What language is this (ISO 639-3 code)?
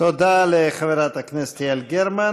heb